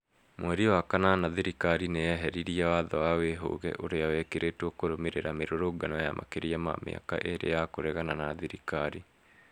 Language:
Kikuyu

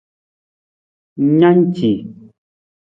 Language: Nawdm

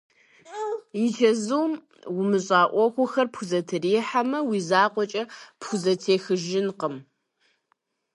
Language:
Kabardian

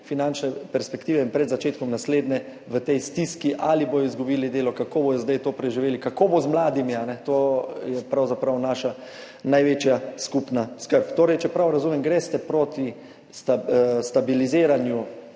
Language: Slovenian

